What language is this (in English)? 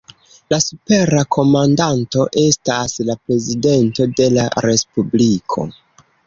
Esperanto